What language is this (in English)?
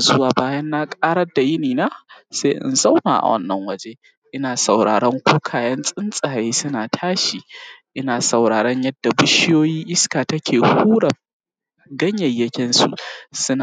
Hausa